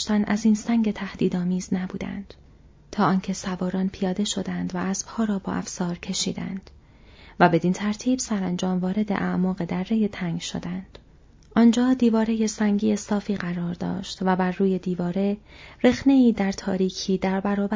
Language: Persian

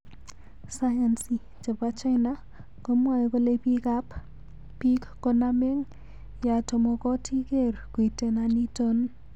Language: Kalenjin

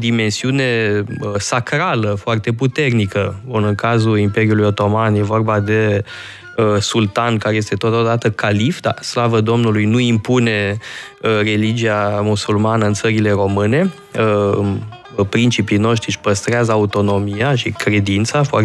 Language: Romanian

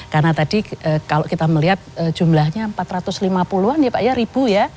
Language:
Indonesian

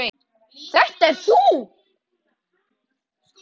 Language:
Icelandic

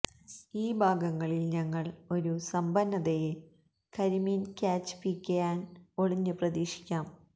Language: Malayalam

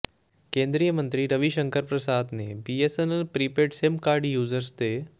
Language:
Punjabi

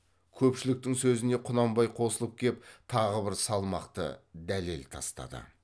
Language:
Kazakh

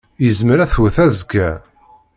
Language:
Kabyle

